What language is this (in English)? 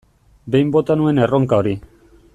Basque